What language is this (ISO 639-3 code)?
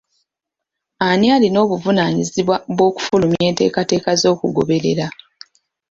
lug